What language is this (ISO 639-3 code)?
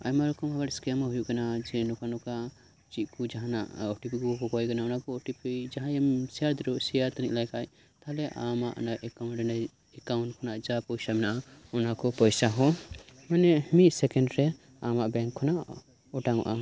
sat